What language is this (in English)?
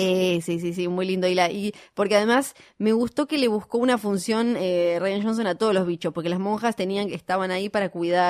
Spanish